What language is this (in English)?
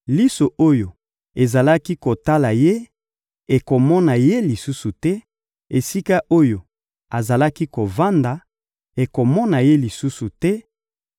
Lingala